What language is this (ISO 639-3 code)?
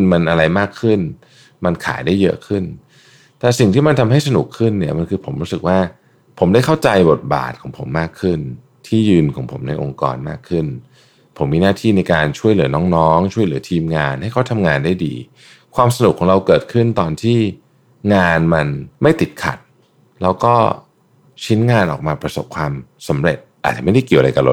tha